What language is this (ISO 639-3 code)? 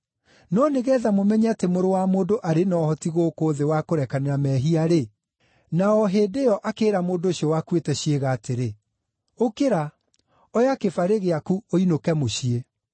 kik